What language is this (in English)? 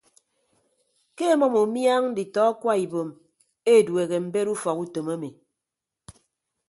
Ibibio